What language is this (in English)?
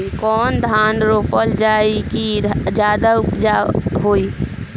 Bhojpuri